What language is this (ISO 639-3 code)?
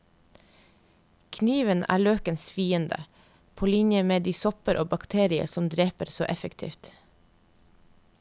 nor